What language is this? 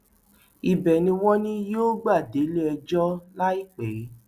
Yoruba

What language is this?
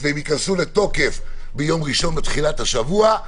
Hebrew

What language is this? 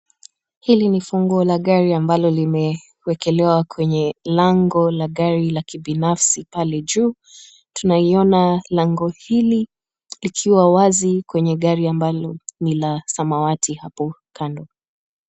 Swahili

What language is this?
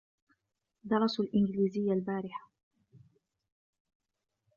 Arabic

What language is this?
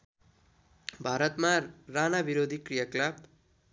Nepali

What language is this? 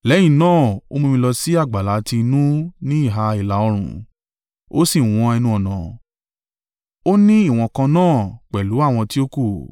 Yoruba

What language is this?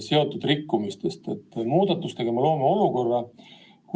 Estonian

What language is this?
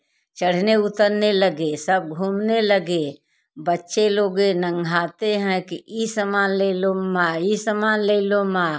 Hindi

